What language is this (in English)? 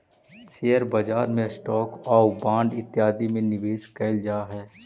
Magahi